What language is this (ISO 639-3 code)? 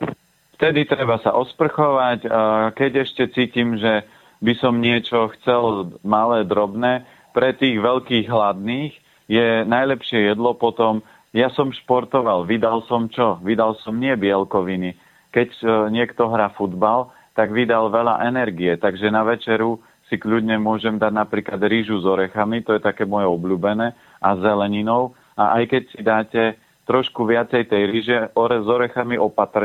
slk